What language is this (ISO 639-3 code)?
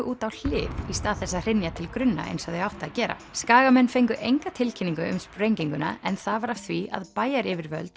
isl